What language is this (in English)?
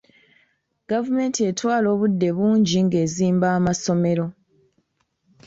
Ganda